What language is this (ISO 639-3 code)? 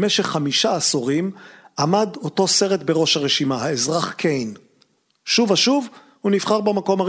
heb